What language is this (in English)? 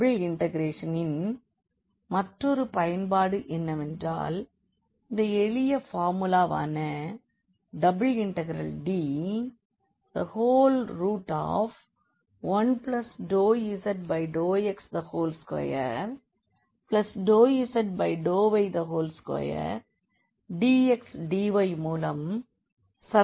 Tamil